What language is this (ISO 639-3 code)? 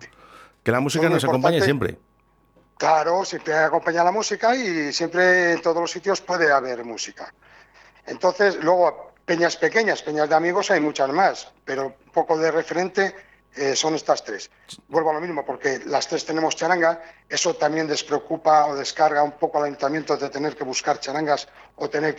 spa